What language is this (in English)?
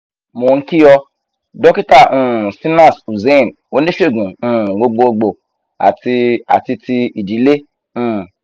Yoruba